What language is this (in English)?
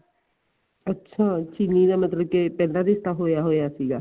Punjabi